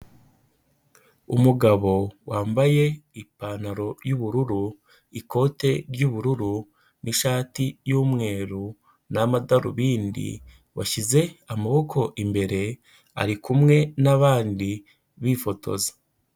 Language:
Kinyarwanda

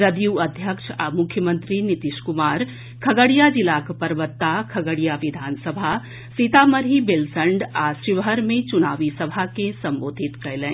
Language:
Maithili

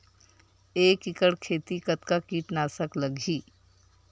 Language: Chhattisgarhi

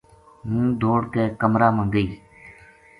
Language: Gujari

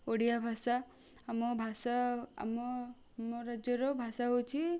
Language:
Odia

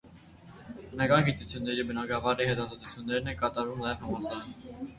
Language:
Armenian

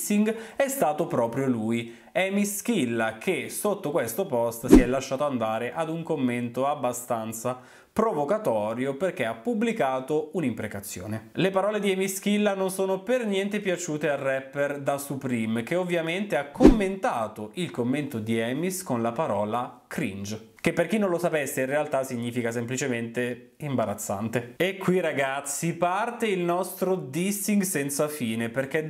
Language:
Italian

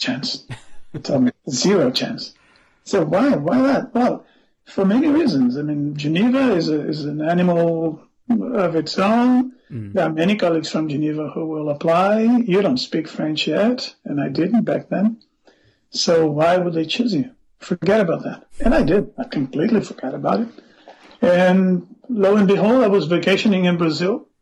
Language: English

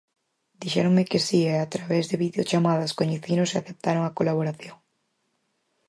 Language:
Galician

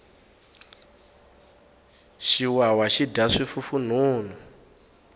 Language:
Tsonga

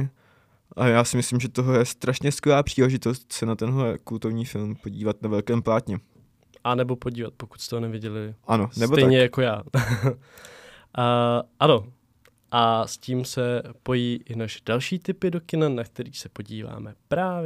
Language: Czech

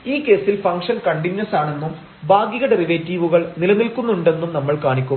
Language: Malayalam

